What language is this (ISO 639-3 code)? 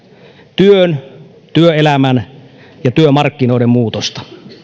fin